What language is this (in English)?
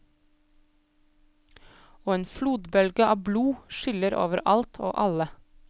Norwegian